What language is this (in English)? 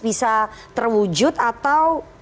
Indonesian